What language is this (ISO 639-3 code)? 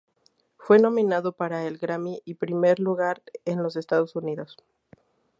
spa